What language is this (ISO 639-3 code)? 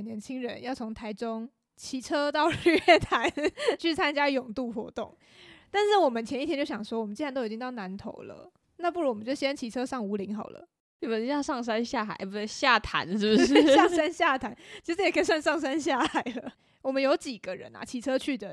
zho